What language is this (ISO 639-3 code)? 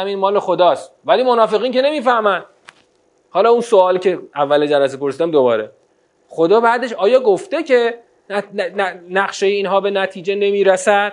fas